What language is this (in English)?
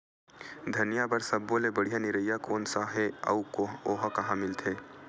Chhattisgarhi